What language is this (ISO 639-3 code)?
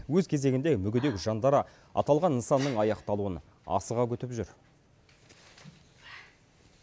kaz